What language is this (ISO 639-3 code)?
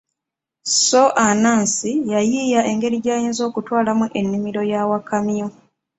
lug